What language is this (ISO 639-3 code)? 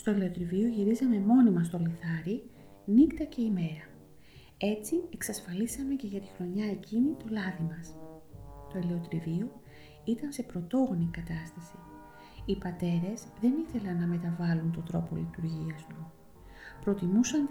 ell